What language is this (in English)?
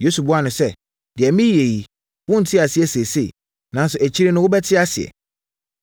Akan